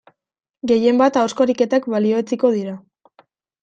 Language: Basque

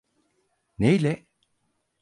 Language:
Turkish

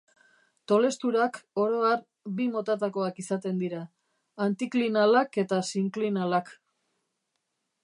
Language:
Basque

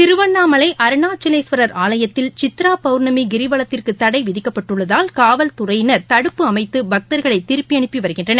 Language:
Tamil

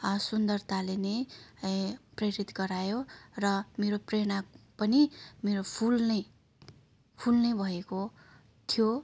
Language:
Nepali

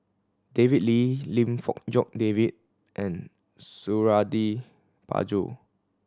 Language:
English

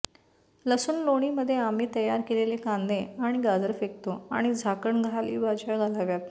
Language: Marathi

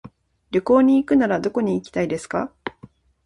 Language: Japanese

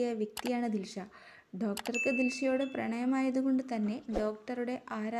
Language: Romanian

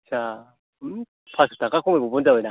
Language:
Bodo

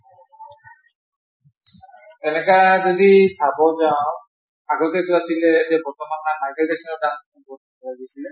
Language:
Assamese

